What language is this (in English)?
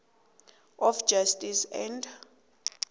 South Ndebele